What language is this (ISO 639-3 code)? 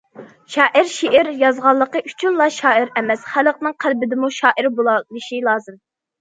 uig